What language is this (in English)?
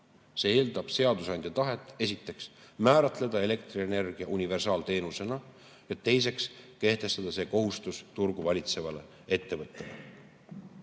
Estonian